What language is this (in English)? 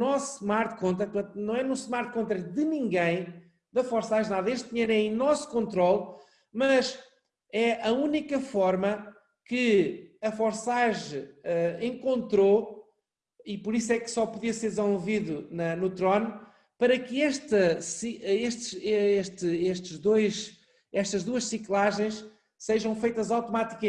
Portuguese